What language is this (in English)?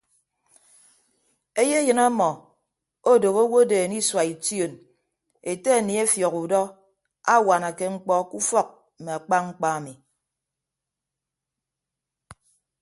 Ibibio